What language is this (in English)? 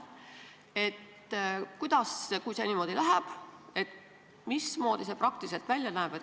Estonian